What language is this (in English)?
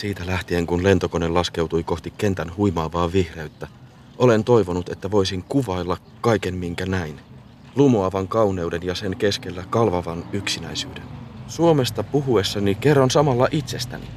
Finnish